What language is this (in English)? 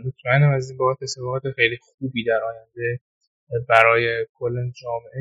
Persian